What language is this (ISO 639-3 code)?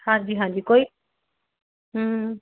pan